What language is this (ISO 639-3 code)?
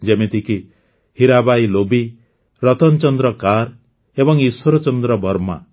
ori